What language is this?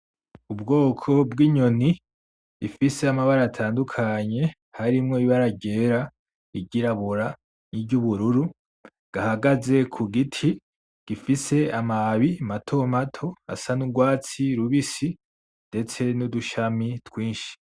Rundi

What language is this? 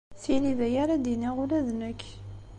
Kabyle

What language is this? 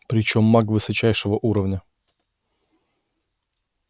Russian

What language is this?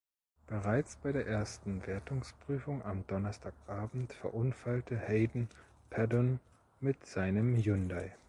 German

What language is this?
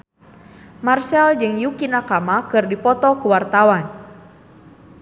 Sundanese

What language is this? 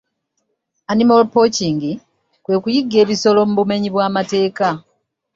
Ganda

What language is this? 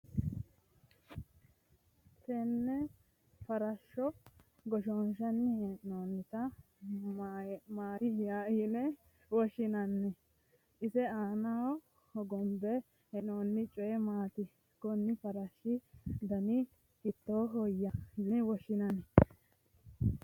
Sidamo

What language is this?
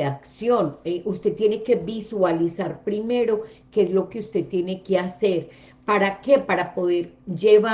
Spanish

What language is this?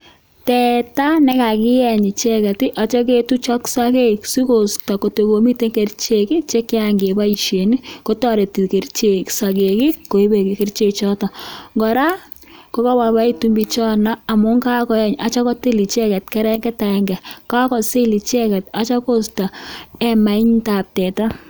Kalenjin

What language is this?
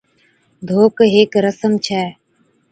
Od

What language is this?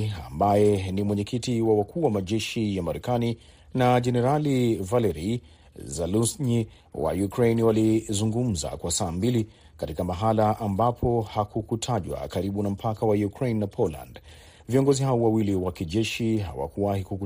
Swahili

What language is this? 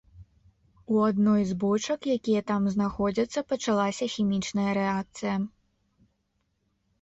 Belarusian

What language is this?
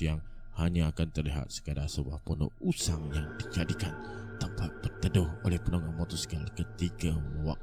Malay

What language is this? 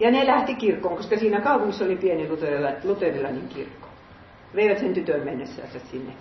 Finnish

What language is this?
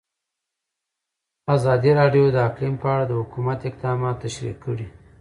Pashto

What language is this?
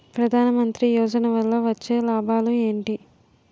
Telugu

